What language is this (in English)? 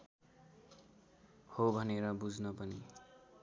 Nepali